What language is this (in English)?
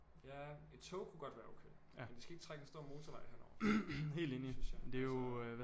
Danish